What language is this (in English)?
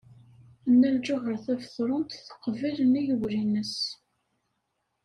Kabyle